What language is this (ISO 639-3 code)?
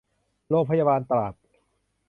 tha